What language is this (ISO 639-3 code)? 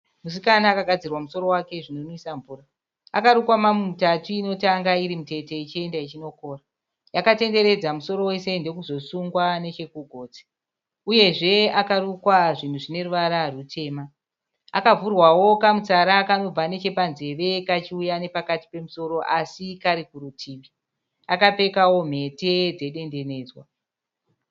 sna